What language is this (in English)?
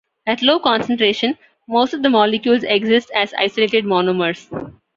English